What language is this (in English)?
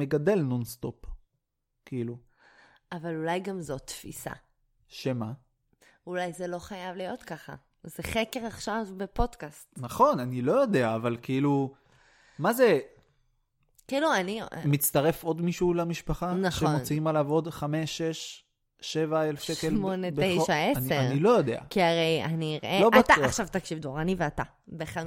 Hebrew